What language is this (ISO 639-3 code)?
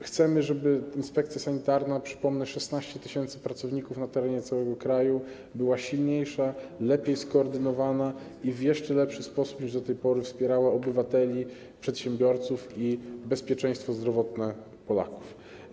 pol